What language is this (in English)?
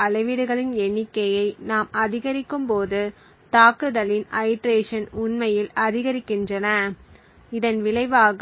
Tamil